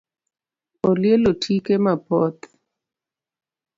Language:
Luo (Kenya and Tanzania)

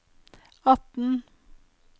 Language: Norwegian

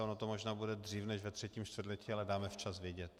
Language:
Czech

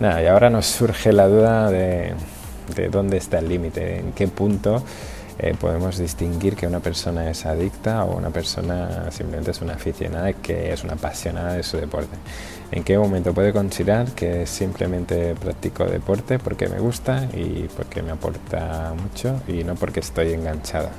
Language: Spanish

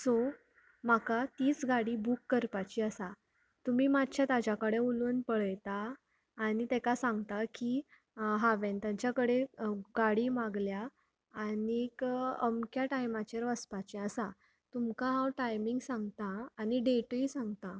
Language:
Konkani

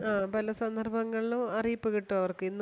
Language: Malayalam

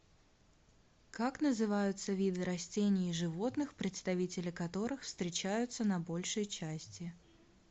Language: Russian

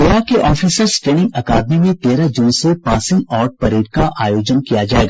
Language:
Hindi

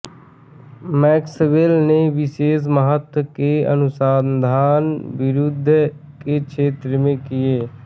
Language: Hindi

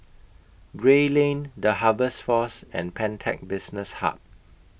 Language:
English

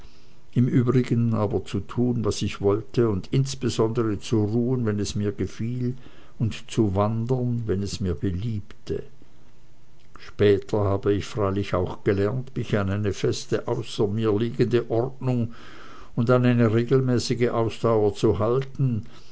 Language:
German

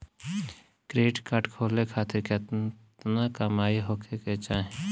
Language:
Bhojpuri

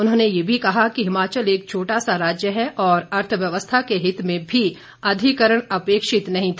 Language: Hindi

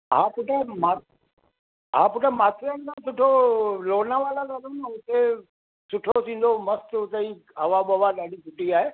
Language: Sindhi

